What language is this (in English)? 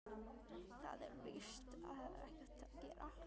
Icelandic